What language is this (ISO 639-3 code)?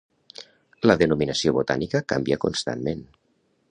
cat